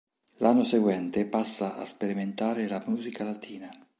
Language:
Italian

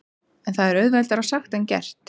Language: Icelandic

